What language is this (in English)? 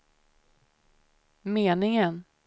Swedish